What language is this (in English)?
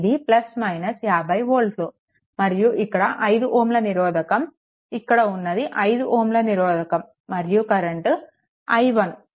Telugu